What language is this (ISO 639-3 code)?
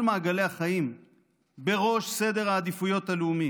heb